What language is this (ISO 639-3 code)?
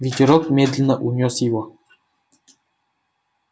rus